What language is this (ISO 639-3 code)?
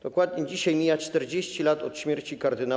pol